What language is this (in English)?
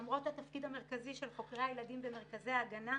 Hebrew